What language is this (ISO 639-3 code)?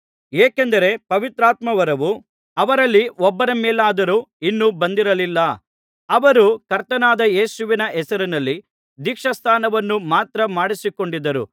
kan